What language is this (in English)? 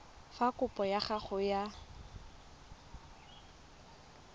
Tswana